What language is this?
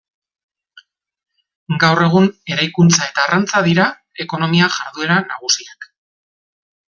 Basque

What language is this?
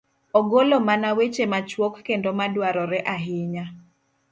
Luo (Kenya and Tanzania)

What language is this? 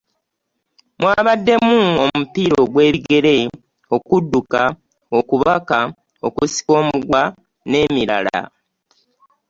Ganda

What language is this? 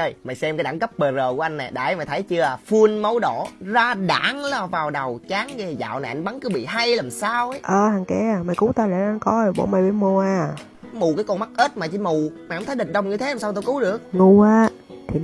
Vietnamese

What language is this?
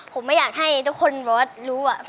Thai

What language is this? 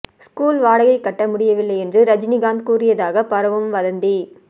Tamil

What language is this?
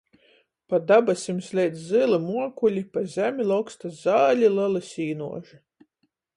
Latgalian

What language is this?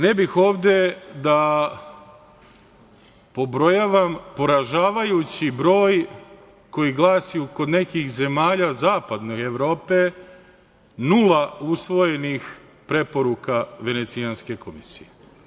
Serbian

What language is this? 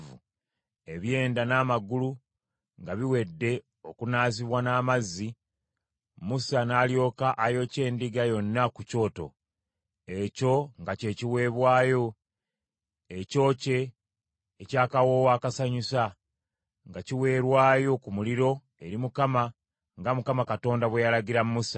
Ganda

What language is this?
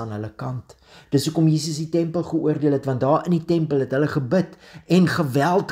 Dutch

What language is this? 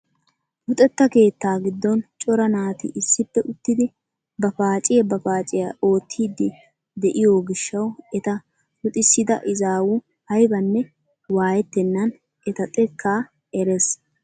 Wolaytta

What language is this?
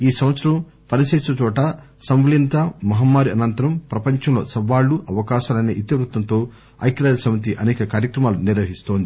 Telugu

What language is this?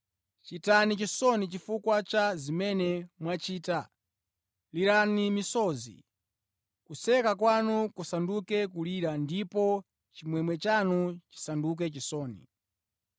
Nyanja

